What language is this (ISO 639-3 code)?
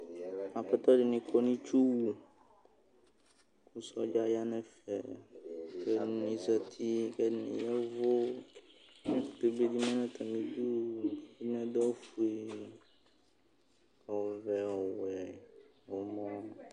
kpo